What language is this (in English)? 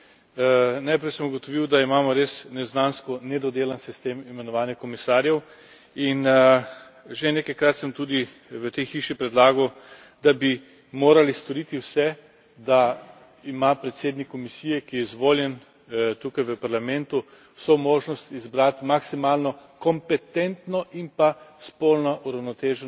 Slovenian